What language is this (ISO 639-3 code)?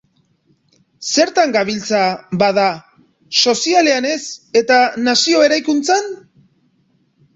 eus